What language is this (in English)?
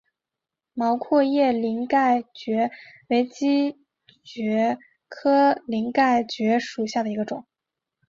Chinese